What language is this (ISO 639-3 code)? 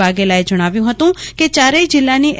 guj